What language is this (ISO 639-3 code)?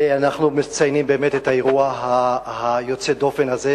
heb